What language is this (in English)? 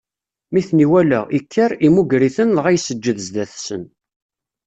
Kabyle